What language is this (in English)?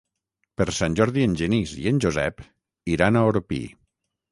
Catalan